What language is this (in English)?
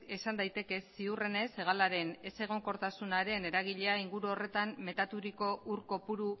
Basque